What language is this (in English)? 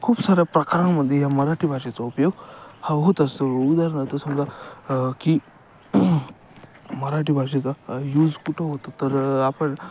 Marathi